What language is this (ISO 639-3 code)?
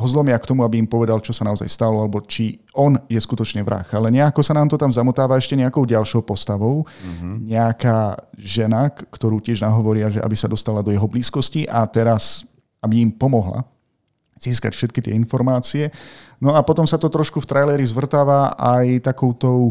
slk